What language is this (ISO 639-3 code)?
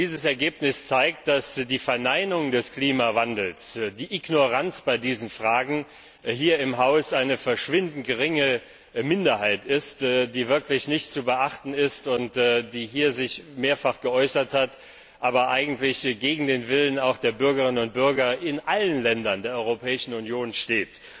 deu